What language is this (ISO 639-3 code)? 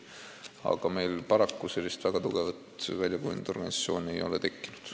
est